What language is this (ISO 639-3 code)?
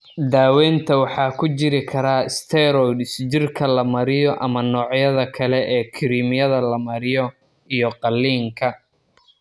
som